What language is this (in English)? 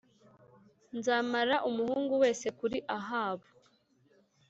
Kinyarwanda